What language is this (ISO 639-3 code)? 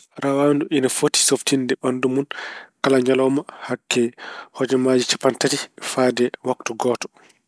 ful